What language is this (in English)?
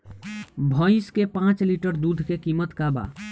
Bhojpuri